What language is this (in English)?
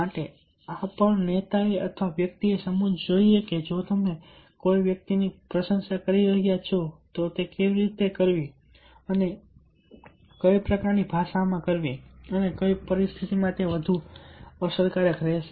Gujarati